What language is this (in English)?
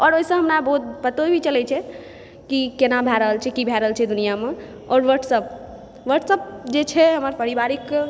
Maithili